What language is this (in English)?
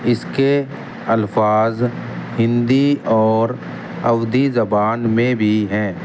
Urdu